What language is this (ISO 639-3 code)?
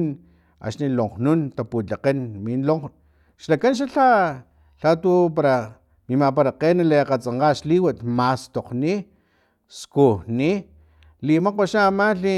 tlp